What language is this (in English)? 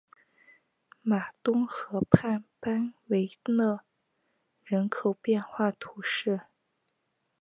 Chinese